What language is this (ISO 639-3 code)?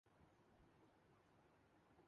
urd